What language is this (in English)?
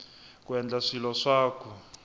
Tsonga